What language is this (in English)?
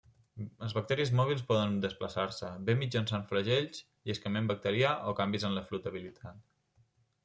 Catalan